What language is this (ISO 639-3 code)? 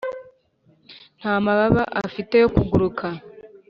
kin